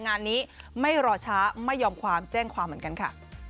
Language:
Thai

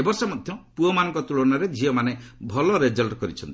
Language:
Odia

